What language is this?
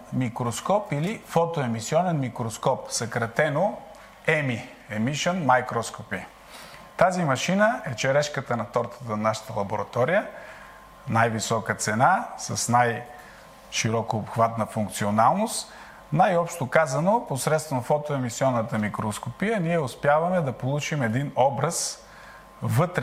Bulgarian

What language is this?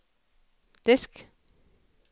Danish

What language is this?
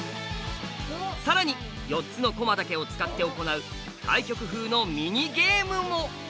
Japanese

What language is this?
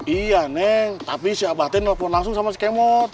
Indonesian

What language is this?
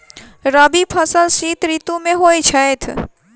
Maithili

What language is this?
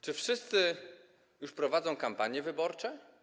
Polish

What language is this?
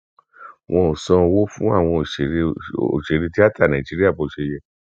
Yoruba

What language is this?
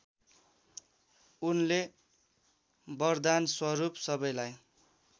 Nepali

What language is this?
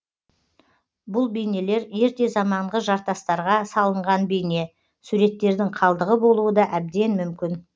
Kazakh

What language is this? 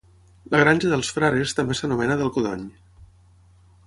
Catalan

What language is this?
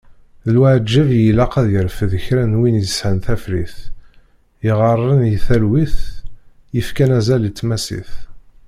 Kabyle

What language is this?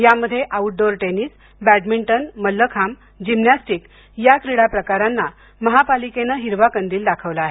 Marathi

